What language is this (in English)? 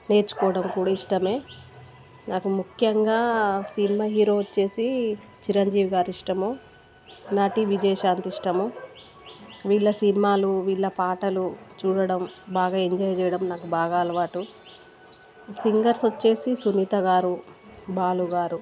Telugu